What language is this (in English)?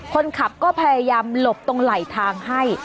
Thai